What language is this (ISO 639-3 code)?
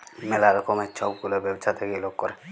ben